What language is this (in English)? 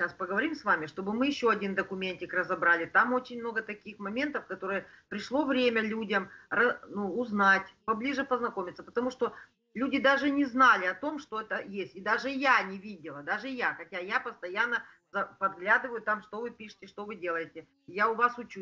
Russian